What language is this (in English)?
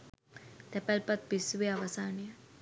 Sinhala